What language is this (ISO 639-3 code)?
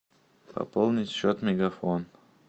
rus